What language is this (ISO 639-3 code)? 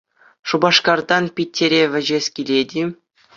chv